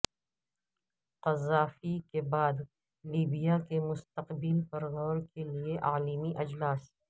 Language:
Urdu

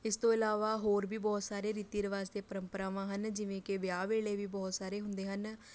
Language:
Punjabi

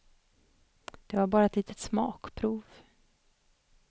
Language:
Swedish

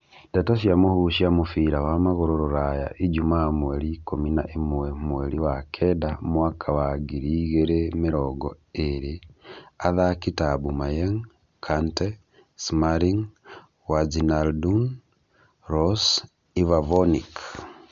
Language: Kikuyu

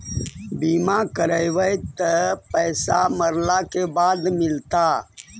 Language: Magahi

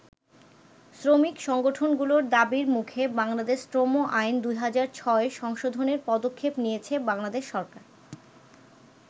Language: Bangla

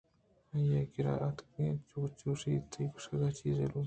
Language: Eastern Balochi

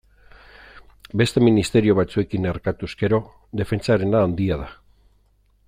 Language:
Basque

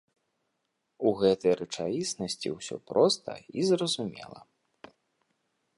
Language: Belarusian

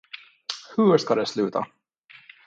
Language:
Swedish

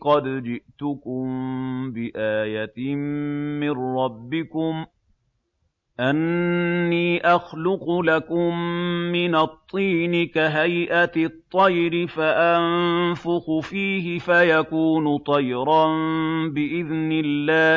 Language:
Arabic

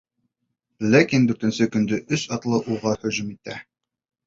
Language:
Bashkir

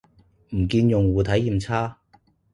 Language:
Cantonese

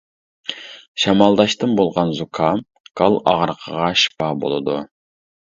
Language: Uyghur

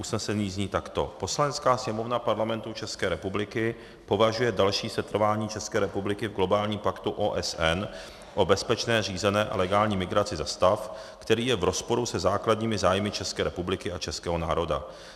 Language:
Czech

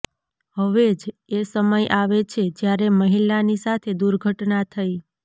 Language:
Gujarati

